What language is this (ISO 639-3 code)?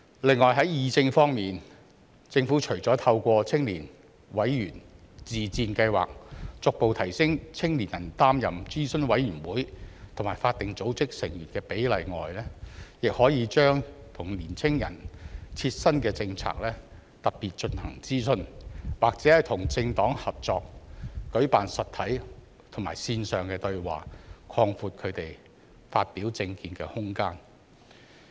yue